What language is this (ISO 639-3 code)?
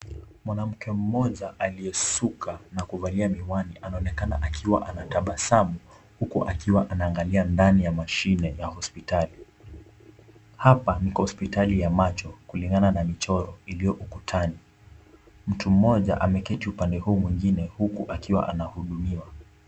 swa